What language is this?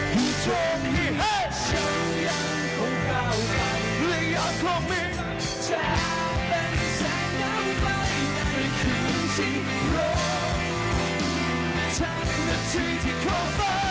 Thai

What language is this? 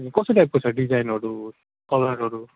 Nepali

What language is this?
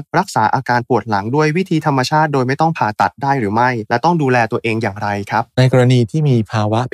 Thai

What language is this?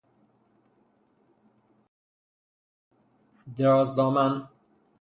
Persian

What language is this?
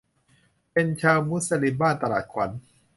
Thai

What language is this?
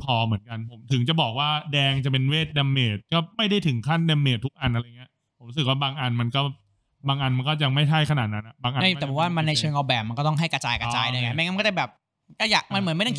Thai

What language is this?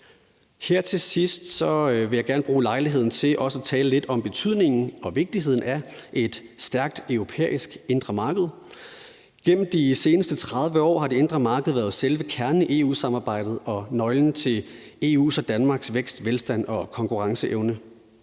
Danish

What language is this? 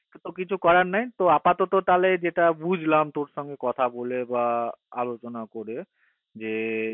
Bangla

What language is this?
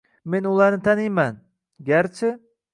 Uzbek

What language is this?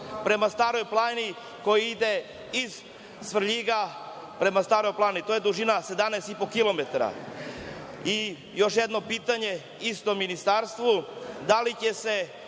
Serbian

